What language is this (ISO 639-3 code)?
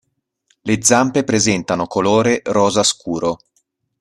ita